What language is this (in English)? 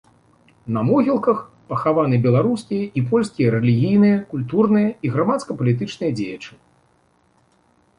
Belarusian